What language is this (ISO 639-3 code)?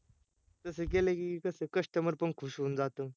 mar